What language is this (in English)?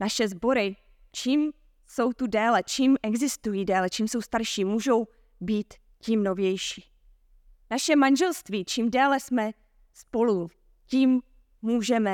Czech